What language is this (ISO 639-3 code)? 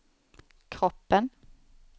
swe